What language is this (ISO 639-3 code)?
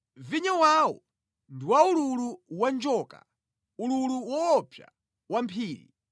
nya